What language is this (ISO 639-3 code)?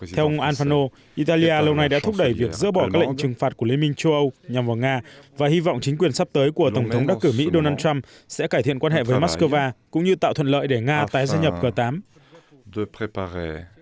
vie